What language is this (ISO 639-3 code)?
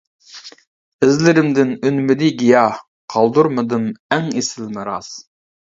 uig